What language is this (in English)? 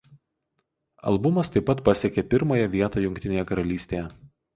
Lithuanian